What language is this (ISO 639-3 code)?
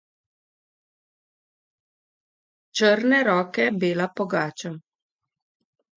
slv